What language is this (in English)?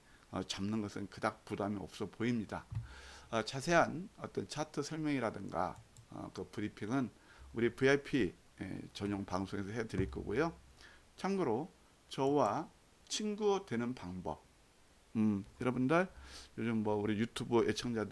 Korean